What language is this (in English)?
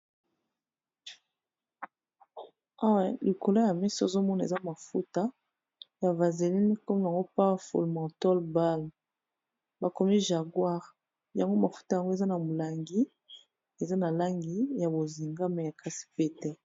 Lingala